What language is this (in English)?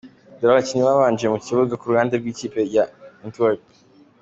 Kinyarwanda